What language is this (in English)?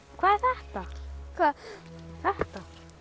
Icelandic